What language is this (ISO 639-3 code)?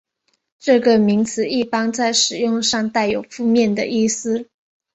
zho